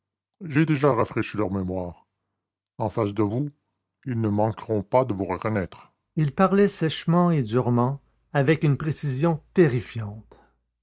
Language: French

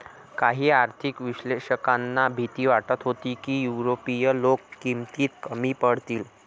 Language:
Marathi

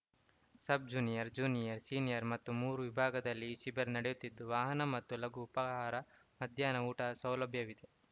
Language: Kannada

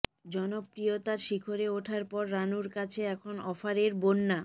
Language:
Bangla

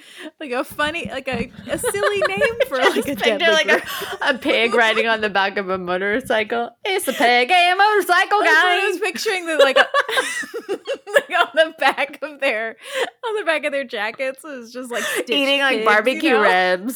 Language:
English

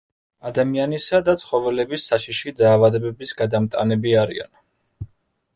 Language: Georgian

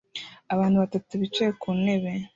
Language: Kinyarwanda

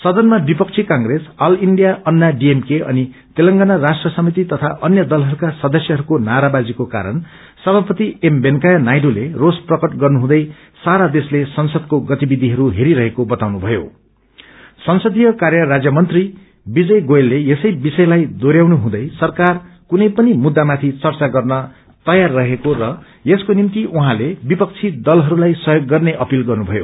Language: Nepali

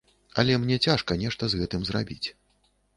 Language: Belarusian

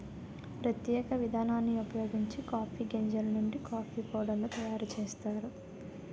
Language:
Telugu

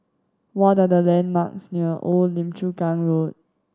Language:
English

